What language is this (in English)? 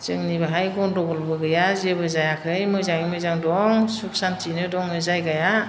Bodo